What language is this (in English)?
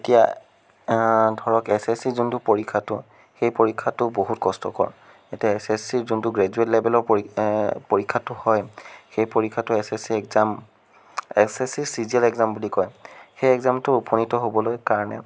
Assamese